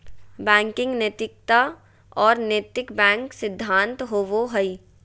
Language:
Magahi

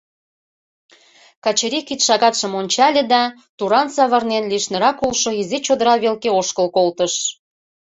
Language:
Mari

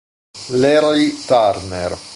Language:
Italian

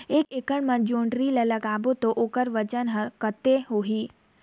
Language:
Chhattisgarhi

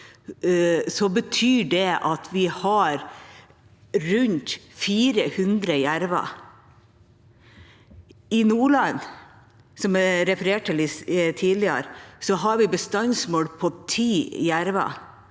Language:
Norwegian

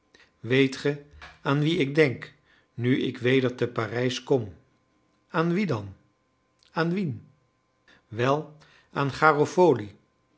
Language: Dutch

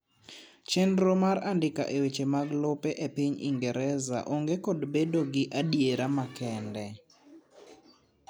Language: Luo (Kenya and Tanzania)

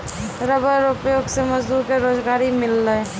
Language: Maithili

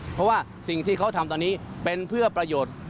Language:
Thai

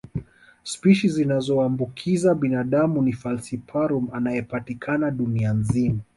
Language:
Swahili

